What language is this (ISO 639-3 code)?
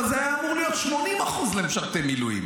heb